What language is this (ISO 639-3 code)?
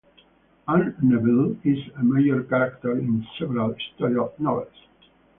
eng